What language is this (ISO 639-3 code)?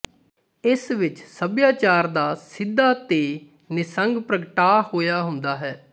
pan